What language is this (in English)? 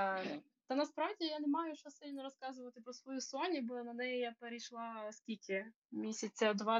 Ukrainian